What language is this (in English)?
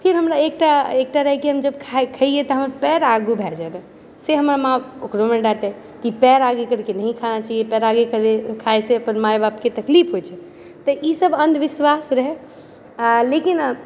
Maithili